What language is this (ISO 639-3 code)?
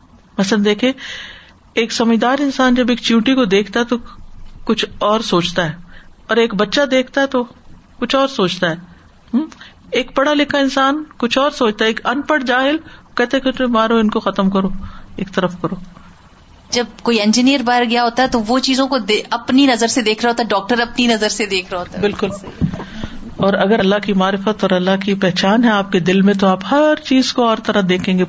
urd